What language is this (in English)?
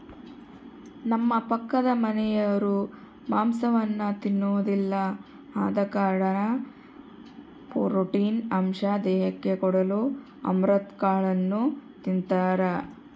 Kannada